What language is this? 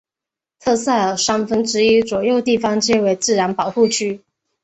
Chinese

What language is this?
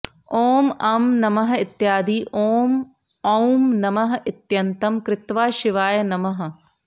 Sanskrit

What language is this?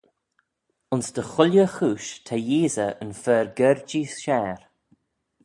Manx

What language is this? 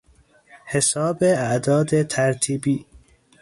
Persian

